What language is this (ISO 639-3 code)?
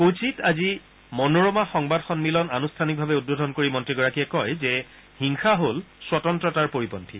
asm